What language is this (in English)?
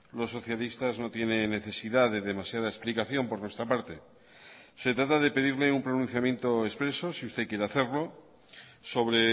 Spanish